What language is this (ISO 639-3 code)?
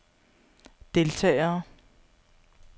dan